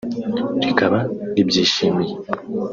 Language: Kinyarwanda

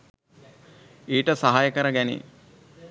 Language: Sinhala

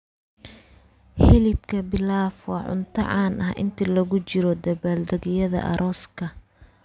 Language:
Somali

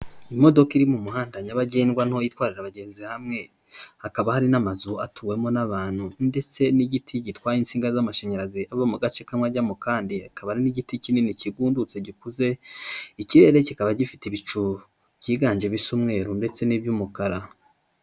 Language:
Kinyarwanda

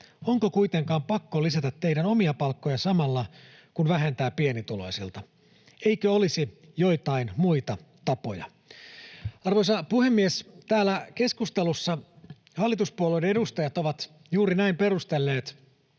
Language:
Finnish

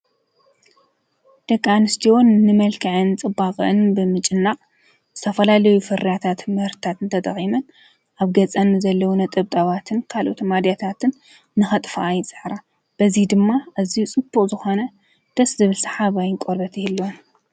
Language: Tigrinya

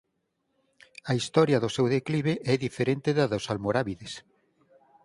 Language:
Galician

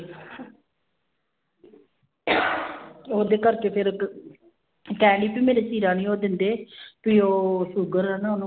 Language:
Punjabi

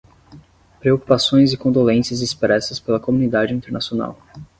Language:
Portuguese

